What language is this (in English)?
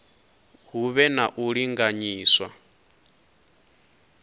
Venda